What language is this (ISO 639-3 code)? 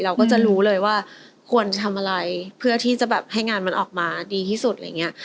tha